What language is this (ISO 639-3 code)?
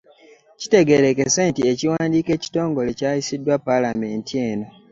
lug